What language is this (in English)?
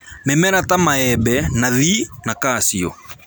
Kikuyu